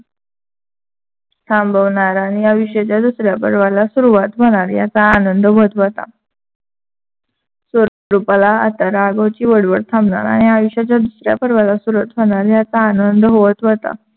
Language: Marathi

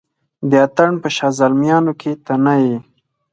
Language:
Pashto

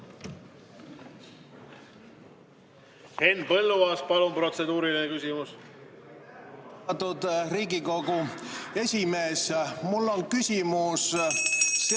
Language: Estonian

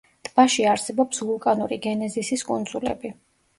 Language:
Georgian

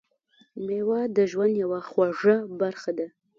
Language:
Pashto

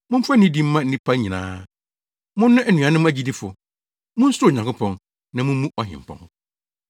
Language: Akan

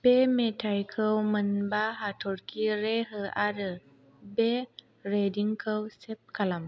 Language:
Bodo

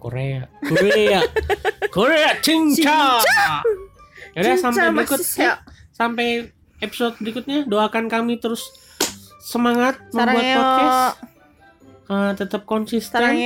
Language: Indonesian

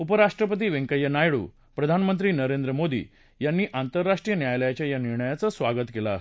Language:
Marathi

